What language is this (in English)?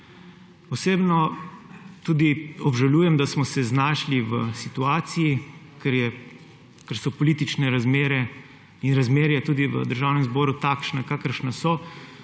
Slovenian